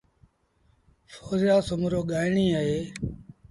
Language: Sindhi Bhil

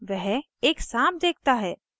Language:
Hindi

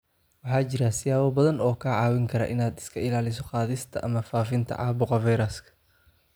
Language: Somali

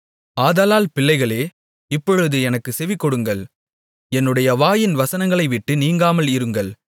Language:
Tamil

